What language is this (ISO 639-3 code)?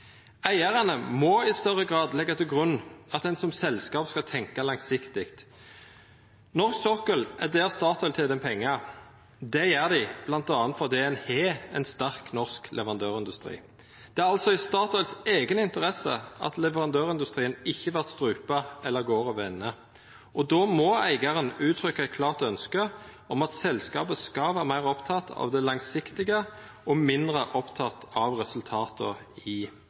nno